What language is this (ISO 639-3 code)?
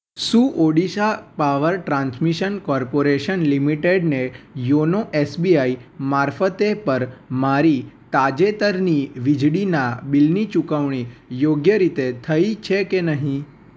guj